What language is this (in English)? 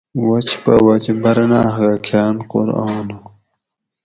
Gawri